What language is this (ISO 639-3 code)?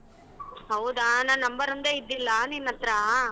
kan